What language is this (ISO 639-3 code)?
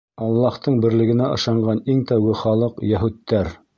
bak